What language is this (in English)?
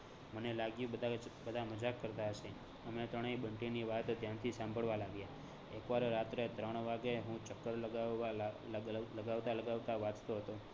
Gujarati